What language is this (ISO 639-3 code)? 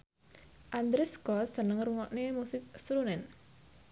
jav